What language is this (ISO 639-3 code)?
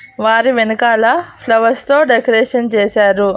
tel